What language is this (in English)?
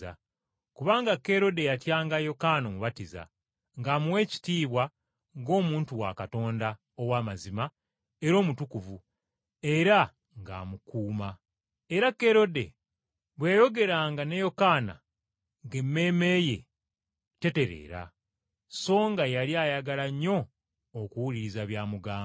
Ganda